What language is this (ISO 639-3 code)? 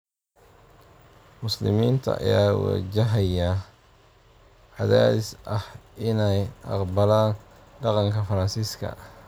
som